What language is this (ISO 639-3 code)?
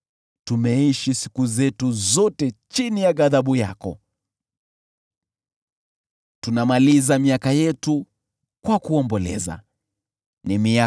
swa